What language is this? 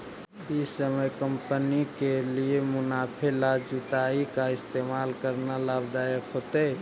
Magahi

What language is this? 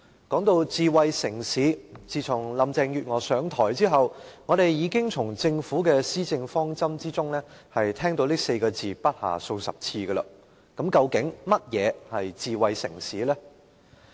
Cantonese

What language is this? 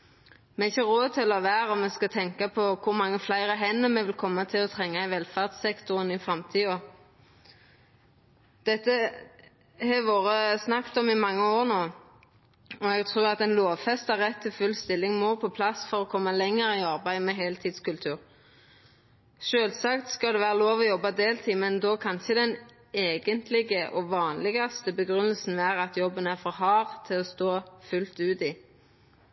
Norwegian Nynorsk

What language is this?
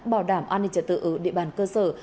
Vietnamese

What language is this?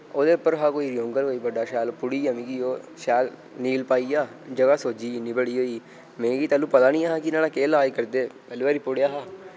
Dogri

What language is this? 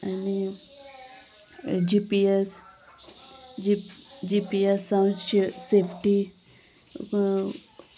Konkani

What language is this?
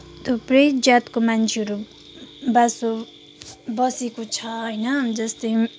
Nepali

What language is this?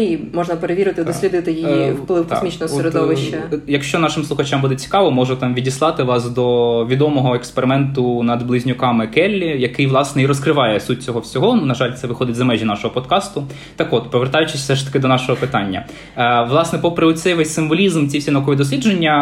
Ukrainian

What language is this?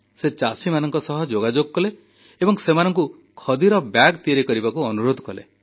Odia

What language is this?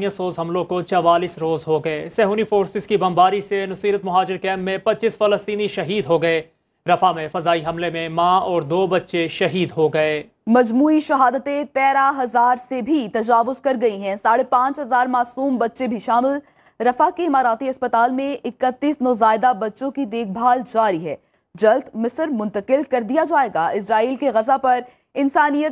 Hindi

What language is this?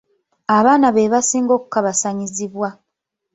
Ganda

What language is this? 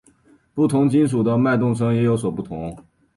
Chinese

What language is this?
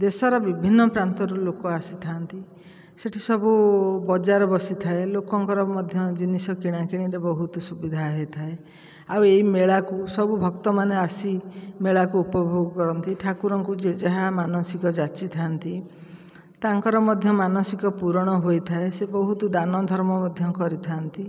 Odia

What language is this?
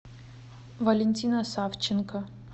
Russian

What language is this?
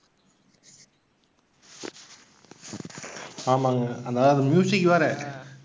Tamil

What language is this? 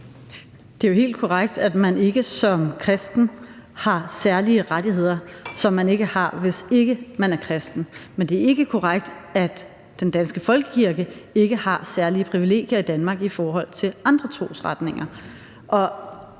Danish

